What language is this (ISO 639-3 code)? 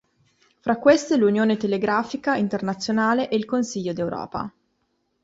ita